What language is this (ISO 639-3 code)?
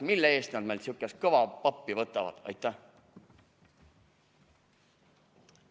est